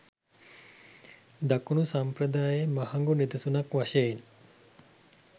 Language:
Sinhala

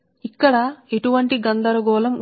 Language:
Telugu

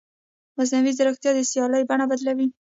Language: Pashto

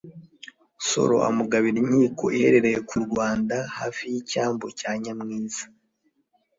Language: Kinyarwanda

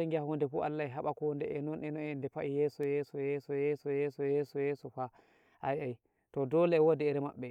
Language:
Nigerian Fulfulde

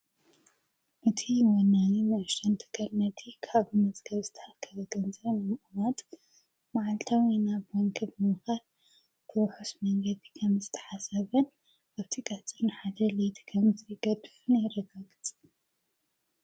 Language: Tigrinya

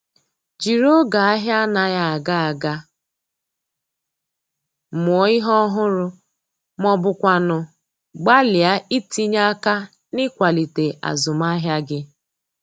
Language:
Igbo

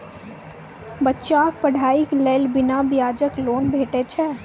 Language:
Maithili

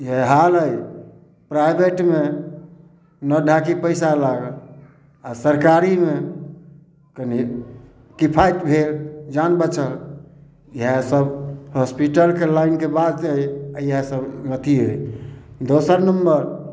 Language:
Maithili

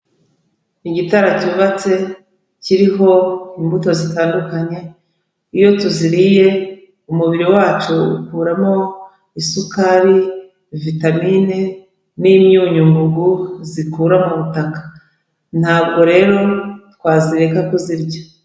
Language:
Kinyarwanda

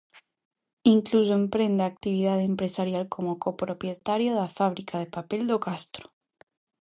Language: Galician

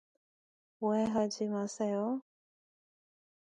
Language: Korean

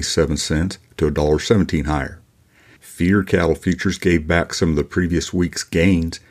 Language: English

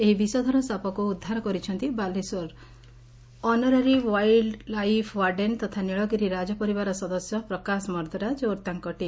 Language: Odia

